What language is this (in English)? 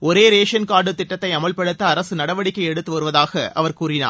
Tamil